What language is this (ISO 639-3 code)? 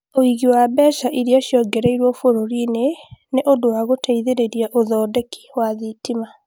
kik